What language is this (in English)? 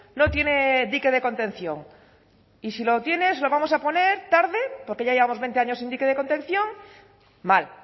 Spanish